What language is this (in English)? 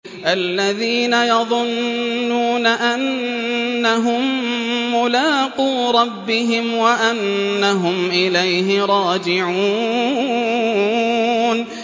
Arabic